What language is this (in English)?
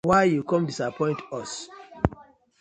Nigerian Pidgin